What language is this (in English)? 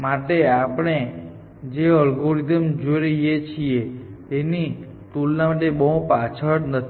Gujarati